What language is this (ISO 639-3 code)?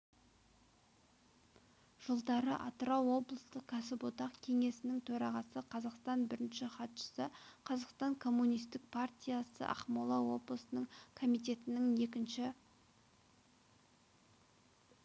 kaz